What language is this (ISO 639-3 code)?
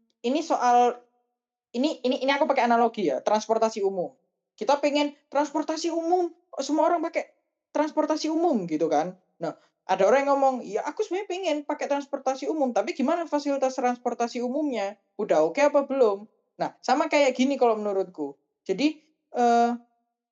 ind